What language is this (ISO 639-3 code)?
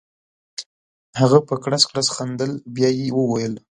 pus